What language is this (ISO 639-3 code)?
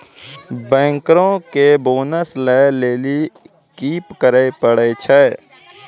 mai